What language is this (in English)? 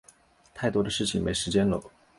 Chinese